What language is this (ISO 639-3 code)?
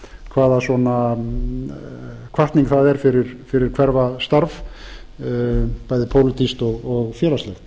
isl